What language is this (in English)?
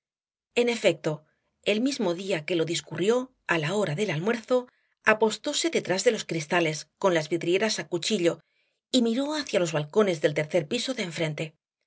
Spanish